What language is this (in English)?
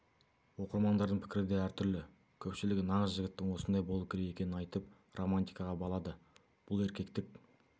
Kazakh